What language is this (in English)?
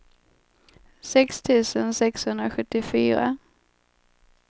Swedish